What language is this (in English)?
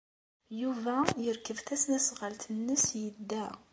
Kabyle